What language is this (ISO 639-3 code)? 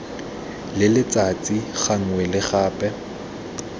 tsn